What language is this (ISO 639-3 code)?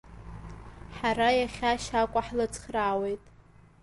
abk